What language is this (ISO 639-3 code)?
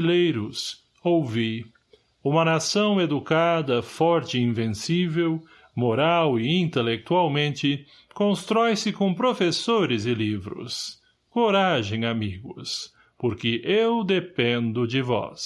por